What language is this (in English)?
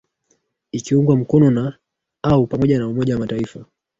Swahili